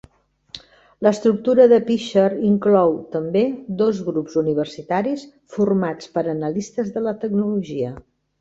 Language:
Catalan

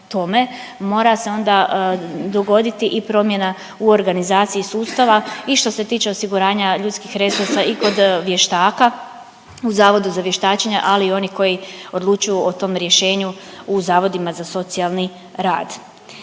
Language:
Croatian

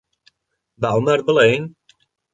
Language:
Central Kurdish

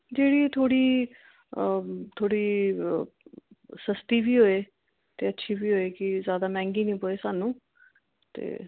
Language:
Dogri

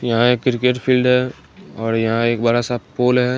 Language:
Hindi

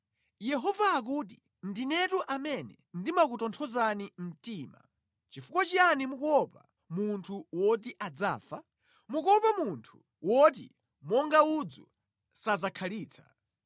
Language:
Nyanja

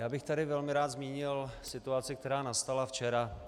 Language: Czech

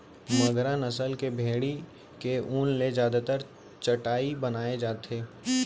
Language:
Chhattisgarhi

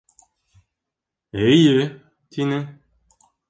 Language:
Bashkir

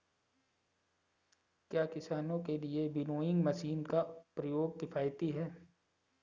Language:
Hindi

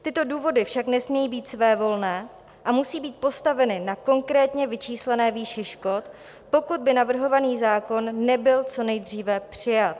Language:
Czech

